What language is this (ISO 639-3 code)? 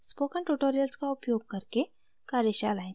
hin